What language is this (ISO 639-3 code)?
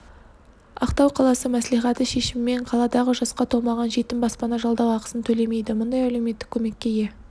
kaz